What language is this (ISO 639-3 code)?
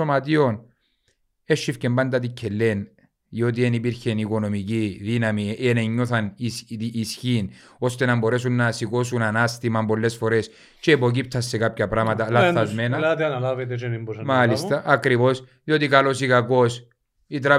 ell